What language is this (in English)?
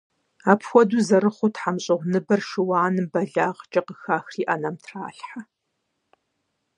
Kabardian